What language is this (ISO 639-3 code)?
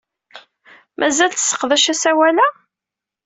kab